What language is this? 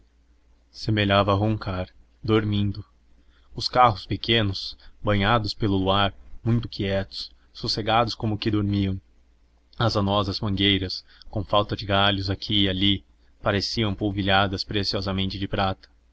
Portuguese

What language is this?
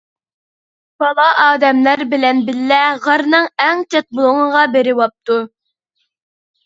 Uyghur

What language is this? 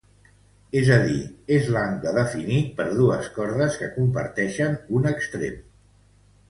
Catalan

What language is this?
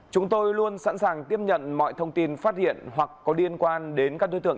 Vietnamese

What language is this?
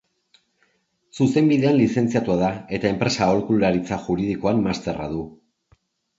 Basque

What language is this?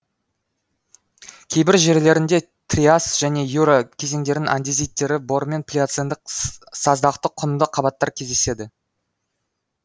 Kazakh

